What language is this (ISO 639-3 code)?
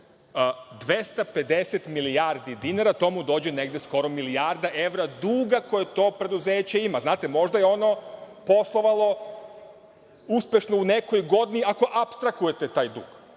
srp